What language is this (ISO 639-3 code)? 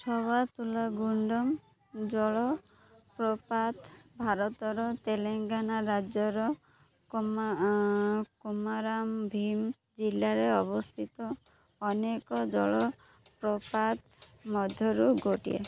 ori